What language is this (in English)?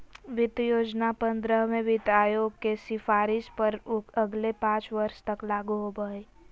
Magahi